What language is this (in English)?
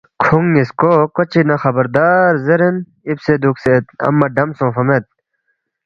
Balti